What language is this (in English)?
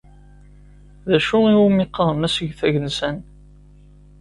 Kabyle